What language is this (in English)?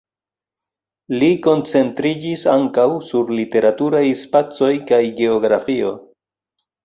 Esperanto